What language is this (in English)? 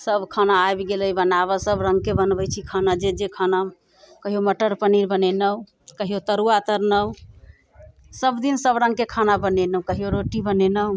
Maithili